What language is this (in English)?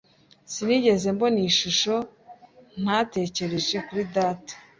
Kinyarwanda